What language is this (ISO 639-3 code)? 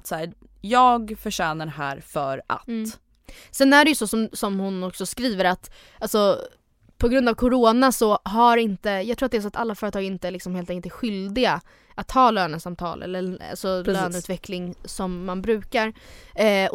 swe